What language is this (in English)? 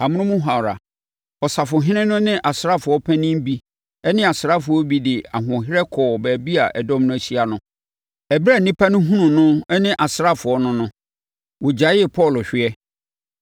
Akan